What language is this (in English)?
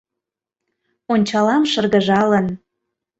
Mari